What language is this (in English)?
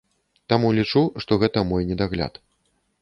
Belarusian